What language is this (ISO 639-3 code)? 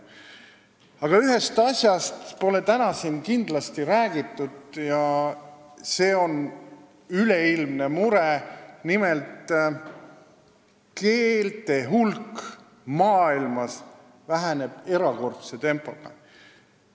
est